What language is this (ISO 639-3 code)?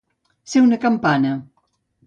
cat